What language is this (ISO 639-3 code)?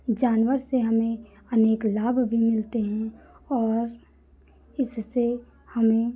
hin